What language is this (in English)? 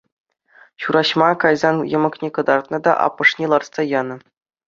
Chuvash